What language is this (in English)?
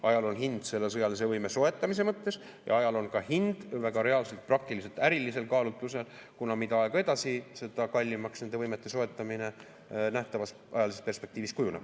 Estonian